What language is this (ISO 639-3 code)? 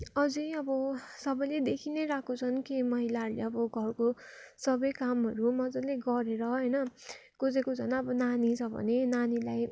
nep